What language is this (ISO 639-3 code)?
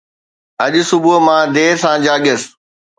snd